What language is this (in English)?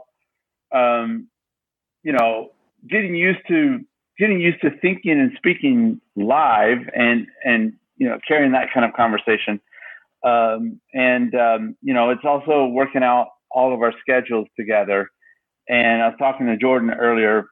English